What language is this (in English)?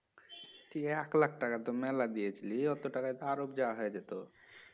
Bangla